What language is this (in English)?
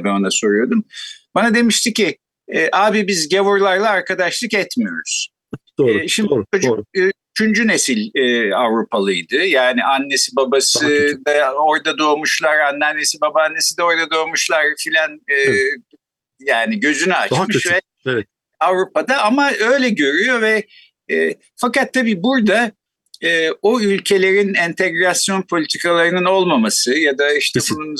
Turkish